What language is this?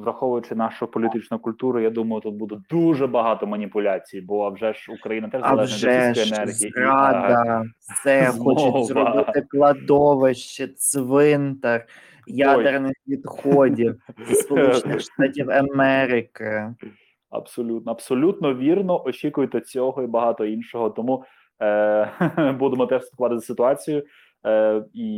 Ukrainian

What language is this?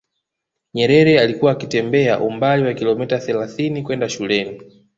Swahili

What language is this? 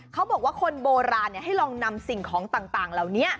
Thai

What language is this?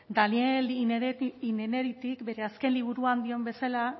Basque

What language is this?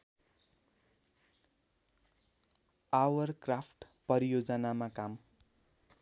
Nepali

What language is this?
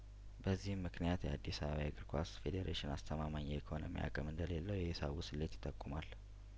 Amharic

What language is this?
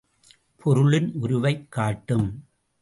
Tamil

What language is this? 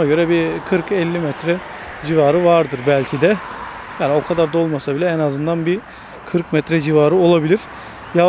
Turkish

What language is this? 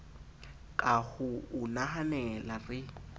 Southern Sotho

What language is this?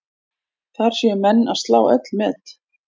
Icelandic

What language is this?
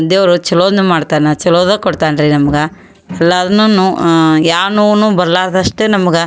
Kannada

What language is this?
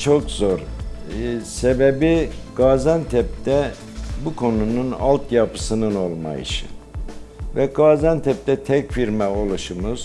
Turkish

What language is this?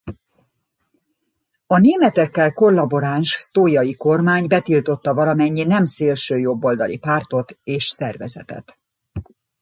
Hungarian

